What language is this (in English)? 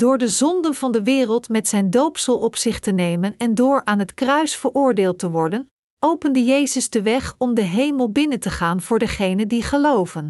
Dutch